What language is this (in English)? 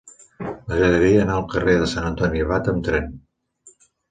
Catalan